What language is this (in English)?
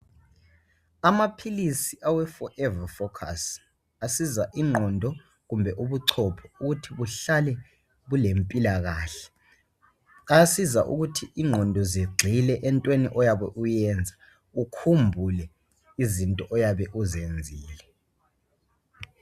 North Ndebele